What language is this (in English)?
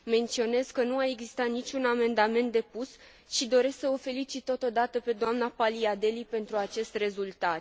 Romanian